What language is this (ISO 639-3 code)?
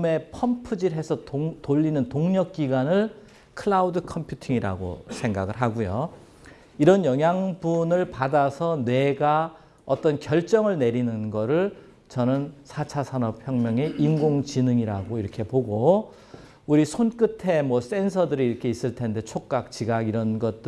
kor